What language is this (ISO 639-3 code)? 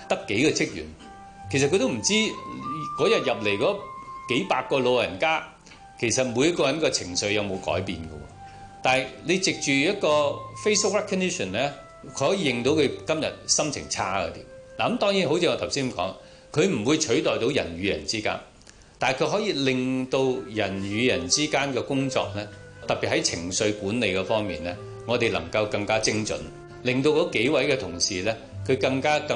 zho